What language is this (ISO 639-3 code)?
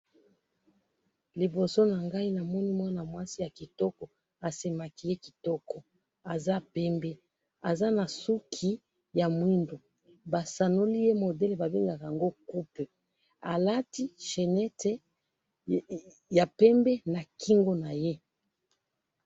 lin